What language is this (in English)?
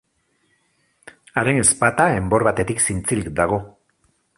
Basque